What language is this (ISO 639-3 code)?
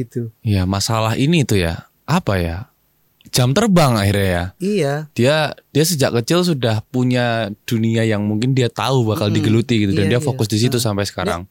ind